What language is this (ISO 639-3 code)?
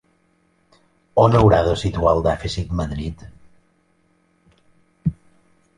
cat